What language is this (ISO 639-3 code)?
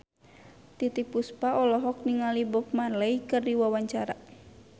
sun